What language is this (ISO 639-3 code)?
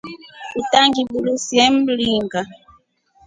rof